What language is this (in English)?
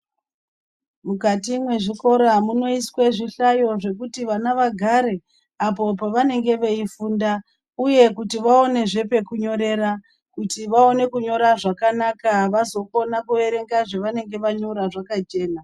Ndau